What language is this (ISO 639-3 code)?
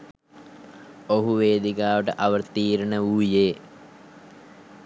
sin